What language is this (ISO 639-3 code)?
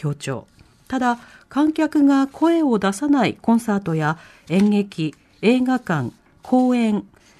jpn